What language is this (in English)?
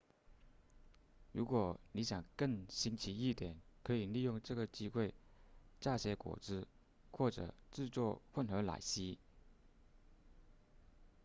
Chinese